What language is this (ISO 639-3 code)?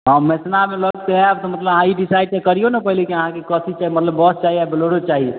mai